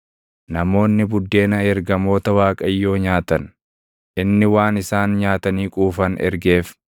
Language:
Oromo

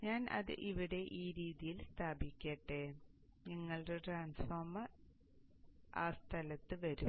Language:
Malayalam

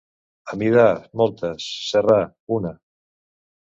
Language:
Catalan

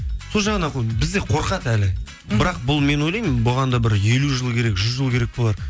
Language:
Kazakh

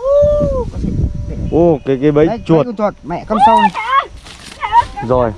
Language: Vietnamese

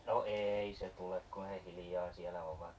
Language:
Finnish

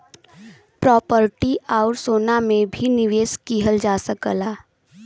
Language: Bhojpuri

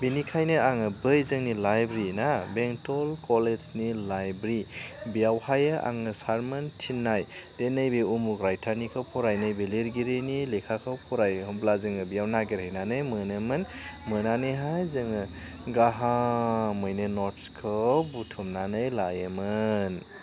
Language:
Bodo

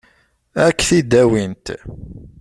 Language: Kabyle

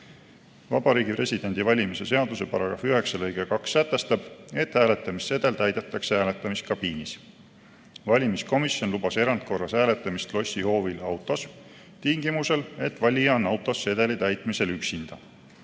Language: Estonian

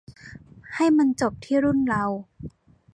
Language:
Thai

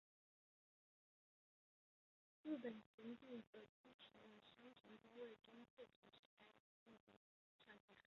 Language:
Chinese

